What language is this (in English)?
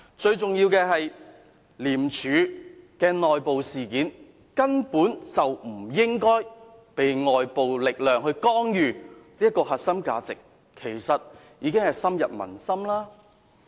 Cantonese